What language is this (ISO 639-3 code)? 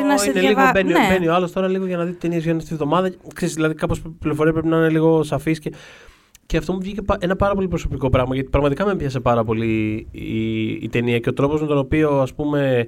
ell